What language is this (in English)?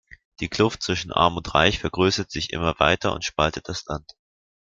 German